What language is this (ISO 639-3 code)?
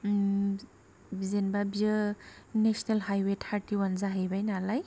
brx